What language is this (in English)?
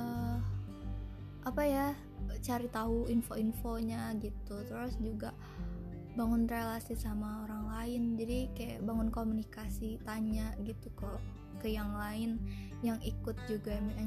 Indonesian